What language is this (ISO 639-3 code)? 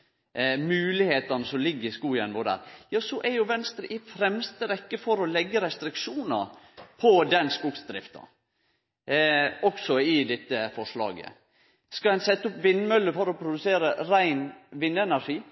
nno